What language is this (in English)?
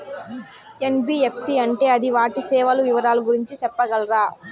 Telugu